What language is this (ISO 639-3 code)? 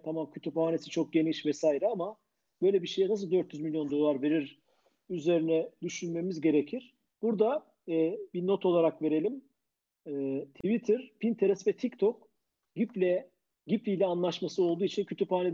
tur